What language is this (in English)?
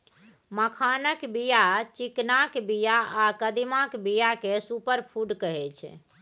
Maithili